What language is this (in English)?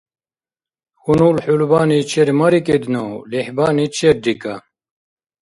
Dargwa